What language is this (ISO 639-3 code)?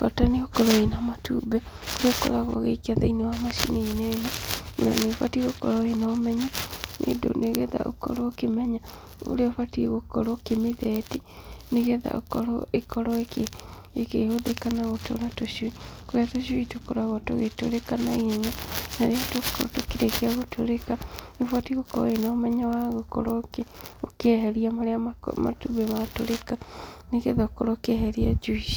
kik